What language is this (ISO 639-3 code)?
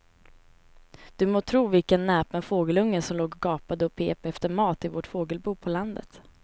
swe